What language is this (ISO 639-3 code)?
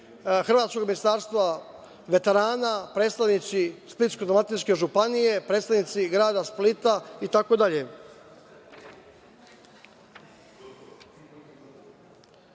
srp